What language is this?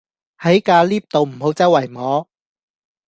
Cantonese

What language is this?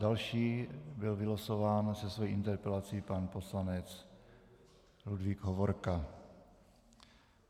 Czech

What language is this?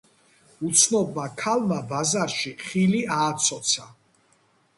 Georgian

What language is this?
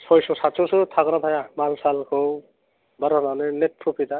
Bodo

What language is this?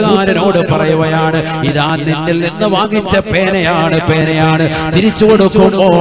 Malayalam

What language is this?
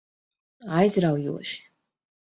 Latvian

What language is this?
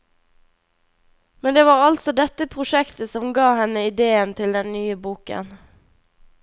Norwegian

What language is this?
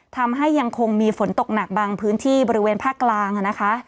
Thai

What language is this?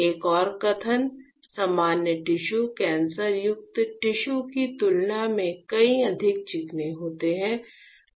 Hindi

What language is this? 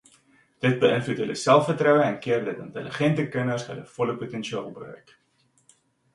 Afrikaans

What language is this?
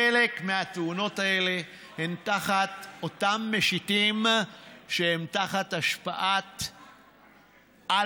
Hebrew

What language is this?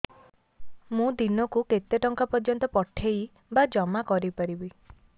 Odia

